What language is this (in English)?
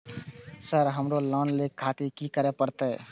Maithili